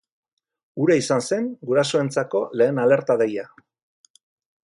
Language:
Basque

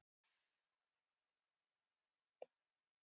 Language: Icelandic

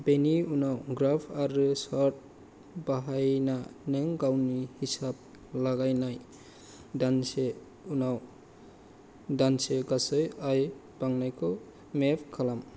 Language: Bodo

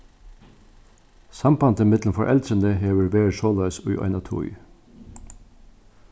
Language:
Faroese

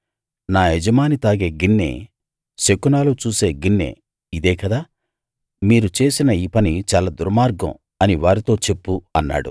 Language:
Telugu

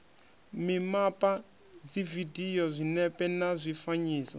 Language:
Venda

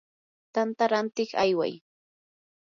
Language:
Yanahuanca Pasco Quechua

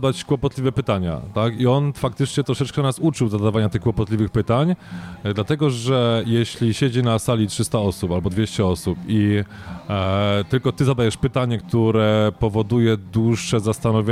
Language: Polish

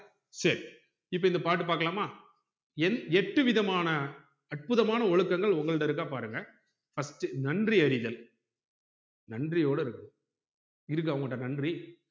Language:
Tamil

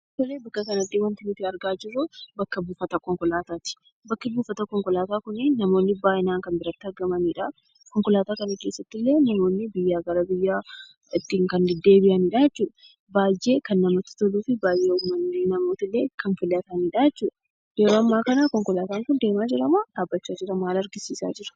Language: Oromo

